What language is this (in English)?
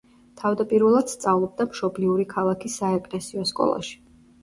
Georgian